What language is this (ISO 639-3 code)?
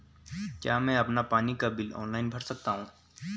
hin